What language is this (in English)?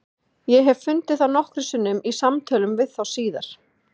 Icelandic